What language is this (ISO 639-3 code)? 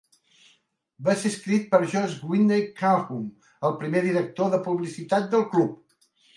cat